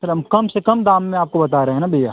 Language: Hindi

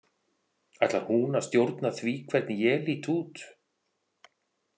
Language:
Icelandic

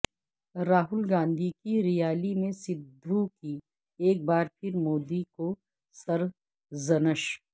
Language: Urdu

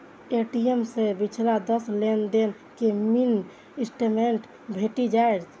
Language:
Maithili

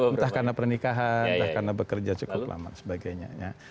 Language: Indonesian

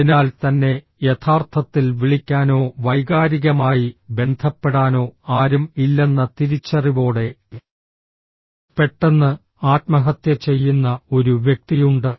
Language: Malayalam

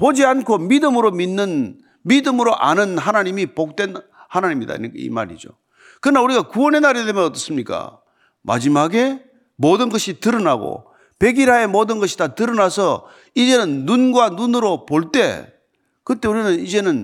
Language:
Korean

